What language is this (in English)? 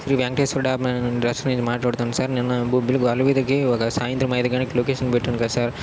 Telugu